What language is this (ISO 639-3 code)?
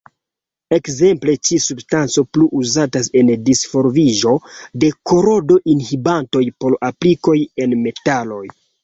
epo